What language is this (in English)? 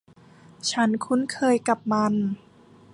Thai